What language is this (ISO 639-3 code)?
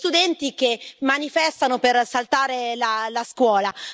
ita